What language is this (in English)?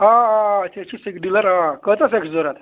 Kashmiri